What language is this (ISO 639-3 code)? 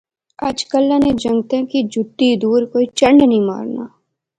phr